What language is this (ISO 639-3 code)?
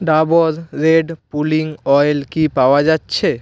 ben